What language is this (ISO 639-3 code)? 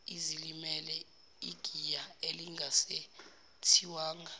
zul